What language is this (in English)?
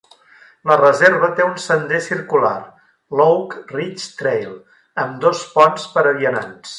Catalan